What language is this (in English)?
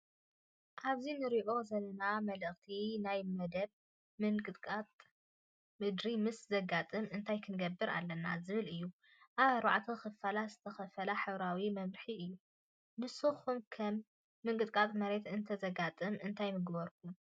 Tigrinya